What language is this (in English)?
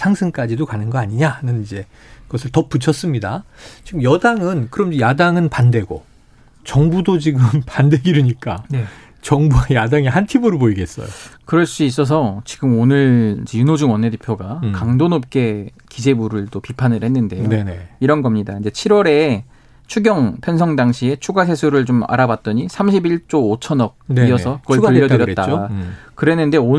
Korean